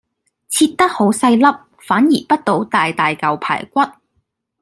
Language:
Cantonese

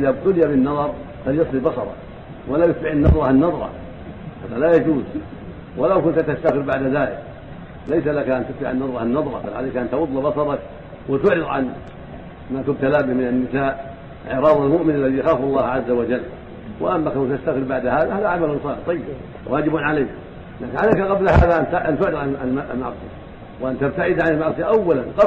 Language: Arabic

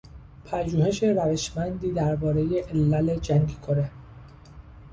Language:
Persian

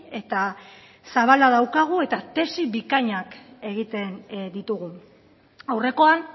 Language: Basque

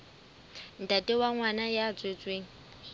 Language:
Southern Sotho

